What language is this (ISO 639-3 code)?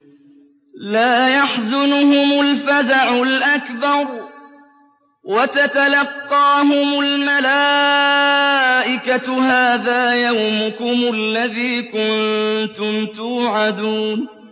ara